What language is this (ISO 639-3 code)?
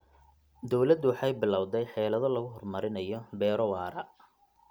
som